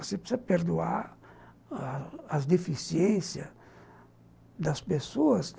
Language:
Portuguese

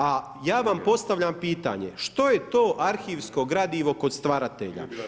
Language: Croatian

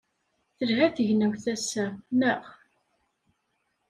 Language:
Kabyle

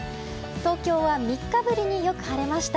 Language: Japanese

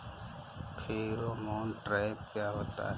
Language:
Hindi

